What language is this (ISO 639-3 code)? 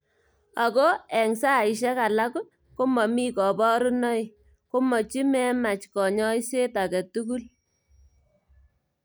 kln